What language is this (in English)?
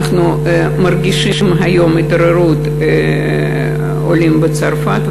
Hebrew